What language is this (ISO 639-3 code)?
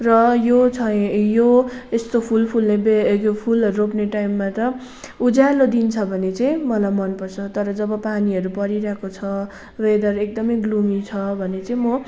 nep